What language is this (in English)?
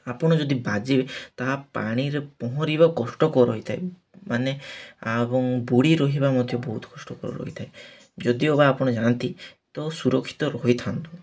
Odia